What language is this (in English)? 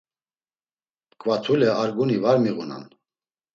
Laz